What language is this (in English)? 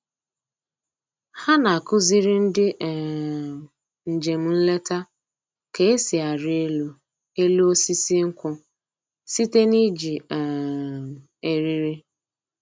Igbo